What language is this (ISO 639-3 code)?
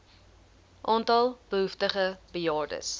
afr